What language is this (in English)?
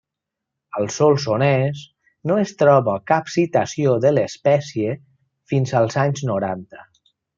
Catalan